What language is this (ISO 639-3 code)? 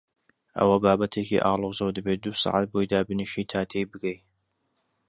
ckb